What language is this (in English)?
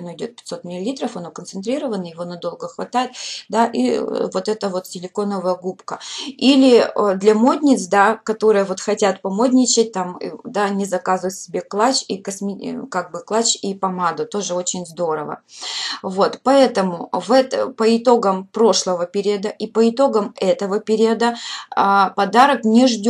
Russian